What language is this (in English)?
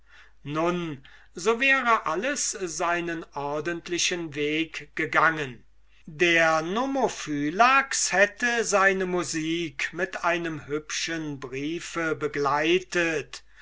German